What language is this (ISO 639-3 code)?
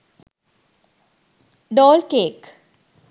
sin